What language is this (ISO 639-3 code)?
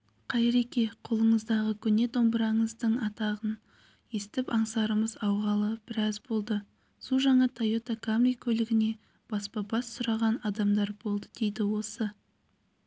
kaz